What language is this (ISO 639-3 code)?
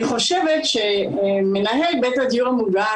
heb